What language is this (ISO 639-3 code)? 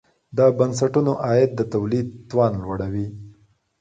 pus